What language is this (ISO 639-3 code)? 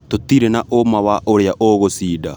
kik